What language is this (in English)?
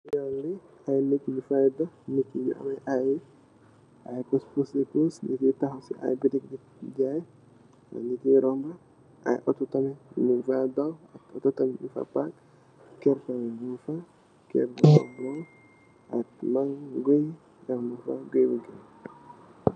Wolof